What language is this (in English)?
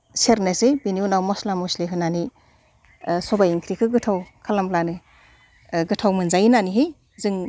Bodo